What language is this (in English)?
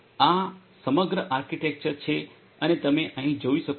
Gujarati